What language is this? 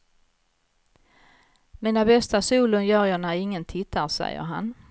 Swedish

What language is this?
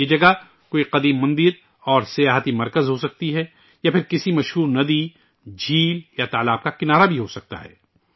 Urdu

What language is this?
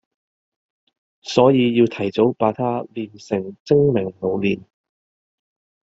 Cantonese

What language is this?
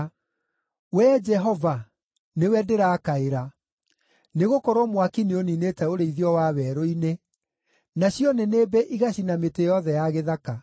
Kikuyu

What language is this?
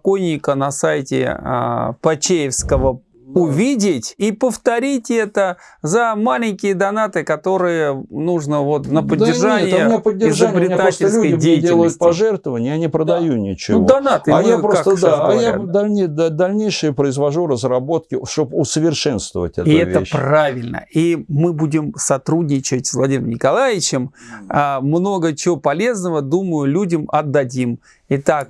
Russian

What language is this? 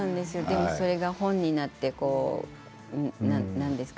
Japanese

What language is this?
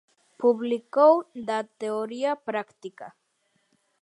Galician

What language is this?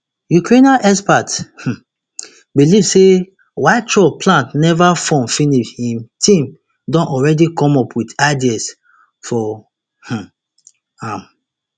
Nigerian Pidgin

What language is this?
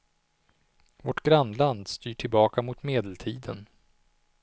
Swedish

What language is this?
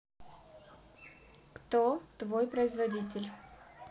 Russian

